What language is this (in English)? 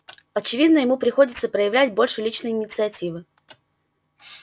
Russian